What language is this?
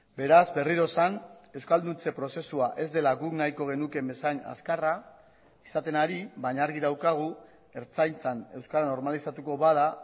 Basque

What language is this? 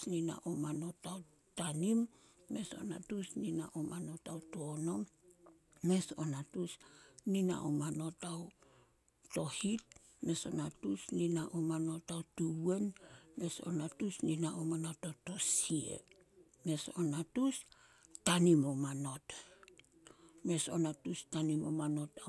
Solos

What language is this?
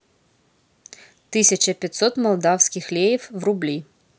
Russian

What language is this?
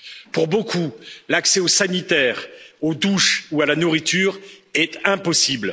French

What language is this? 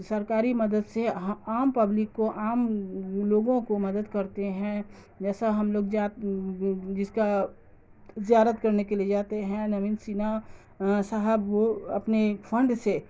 Urdu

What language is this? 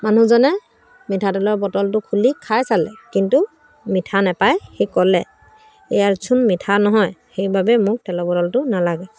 Assamese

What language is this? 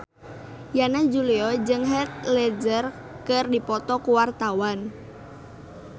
Sundanese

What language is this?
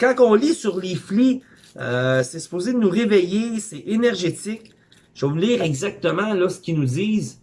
French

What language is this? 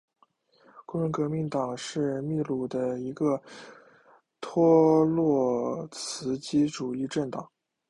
Chinese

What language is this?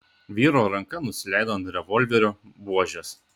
Lithuanian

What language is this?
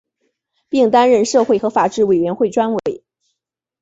Chinese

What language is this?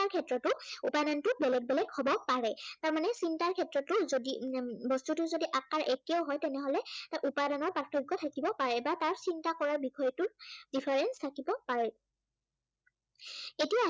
Assamese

